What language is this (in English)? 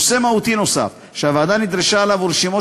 Hebrew